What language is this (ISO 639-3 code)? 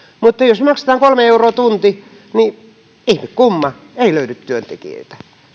fin